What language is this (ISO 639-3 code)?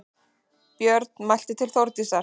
isl